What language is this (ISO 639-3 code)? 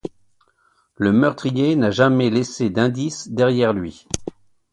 fra